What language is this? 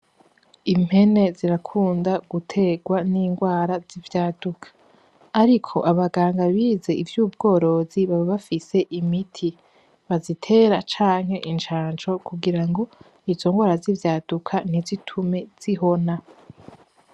Rundi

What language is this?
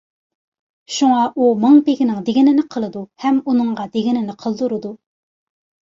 Uyghur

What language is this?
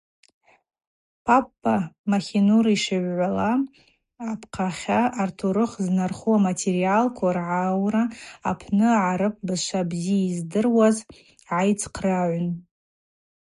Abaza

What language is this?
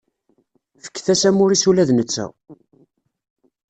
Kabyle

